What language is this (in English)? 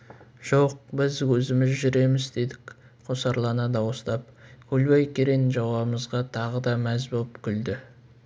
Kazakh